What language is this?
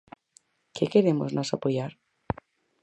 Galician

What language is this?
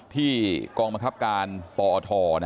Thai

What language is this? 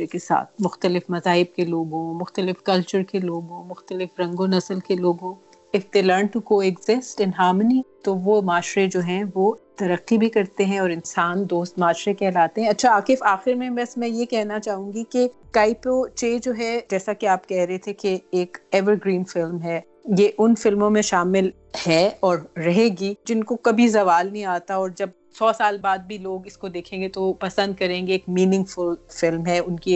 Urdu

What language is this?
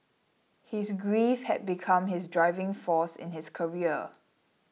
English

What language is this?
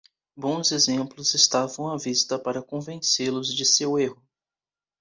Portuguese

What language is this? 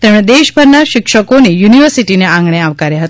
Gujarati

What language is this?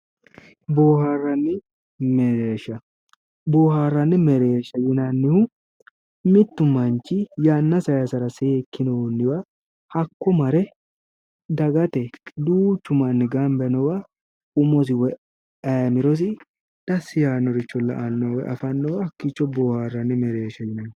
Sidamo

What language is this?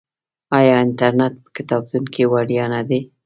Pashto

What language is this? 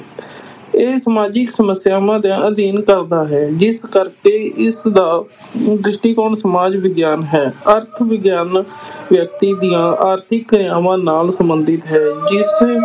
Punjabi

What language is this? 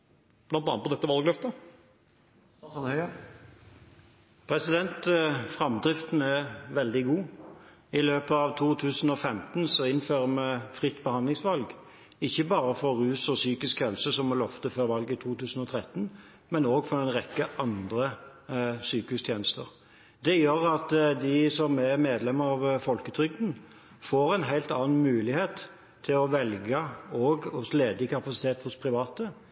Norwegian Bokmål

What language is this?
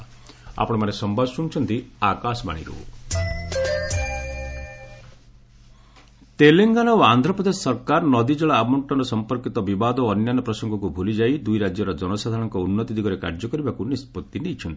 Odia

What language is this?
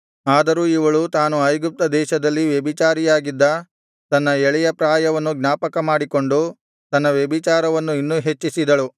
Kannada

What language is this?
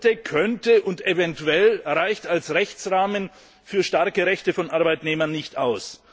German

